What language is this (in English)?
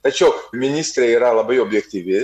Lithuanian